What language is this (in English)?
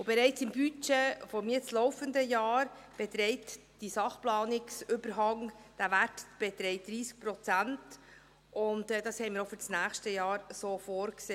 Swiss German